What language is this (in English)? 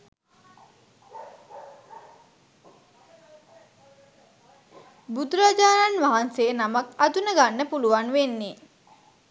Sinhala